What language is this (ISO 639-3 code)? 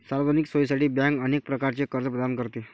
mar